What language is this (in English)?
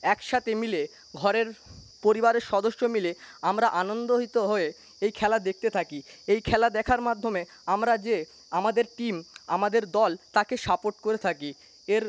Bangla